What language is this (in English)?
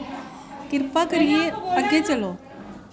Dogri